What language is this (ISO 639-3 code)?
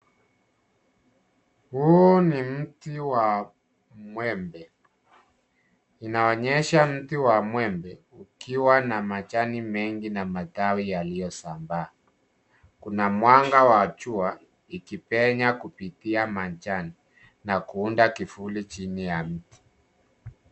swa